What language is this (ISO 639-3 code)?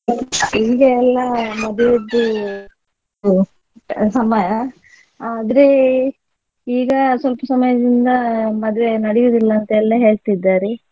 kan